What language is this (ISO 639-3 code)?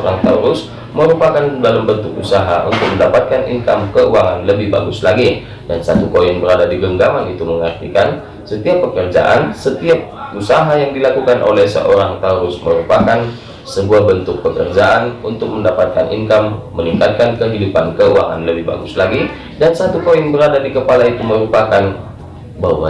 ind